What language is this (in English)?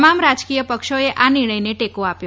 Gujarati